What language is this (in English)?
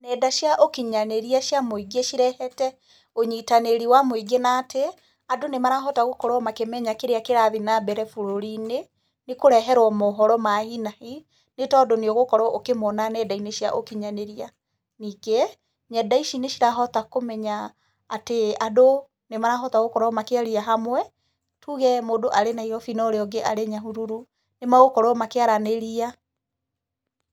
Kikuyu